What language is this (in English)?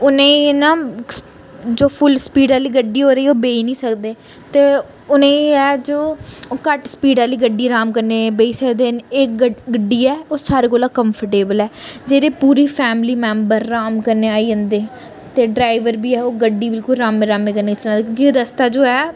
Dogri